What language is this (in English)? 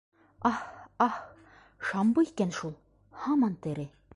Bashkir